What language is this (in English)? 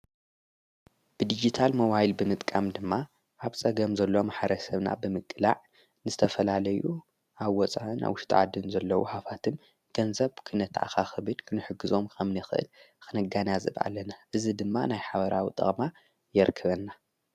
Tigrinya